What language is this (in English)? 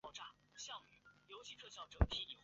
Chinese